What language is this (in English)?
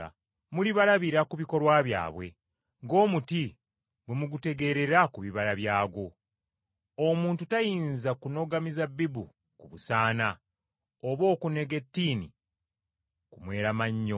Ganda